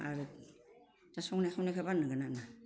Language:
Bodo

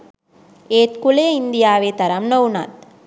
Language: Sinhala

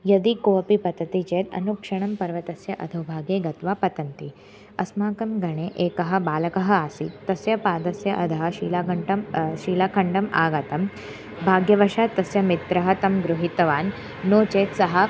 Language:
Sanskrit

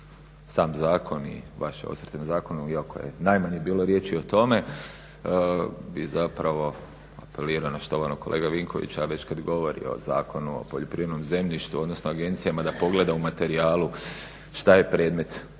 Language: Croatian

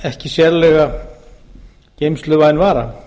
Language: Icelandic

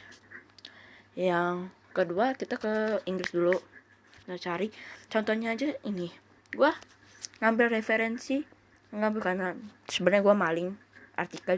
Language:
Indonesian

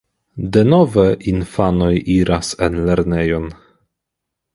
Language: Esperanto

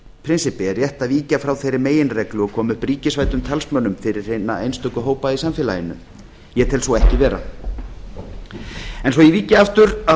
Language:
Icelandic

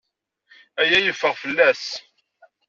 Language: Kabyle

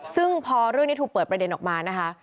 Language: Thai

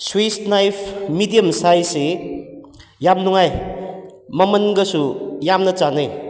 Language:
Manipuri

